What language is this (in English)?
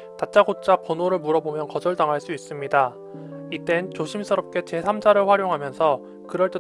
Korean